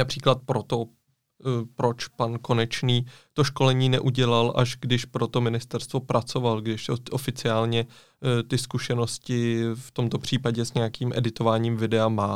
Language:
Czech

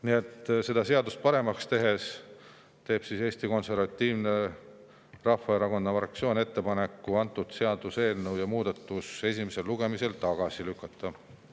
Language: Estonian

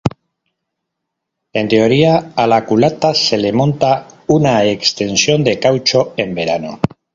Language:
Spanish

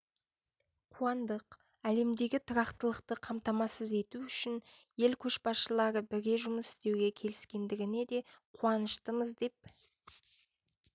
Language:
Kazakh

